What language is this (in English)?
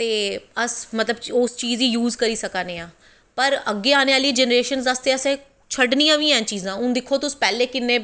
Dogri